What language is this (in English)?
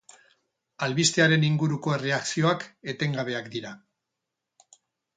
Basque